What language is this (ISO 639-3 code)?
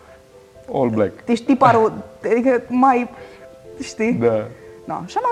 ron